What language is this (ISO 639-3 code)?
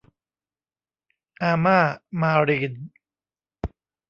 tha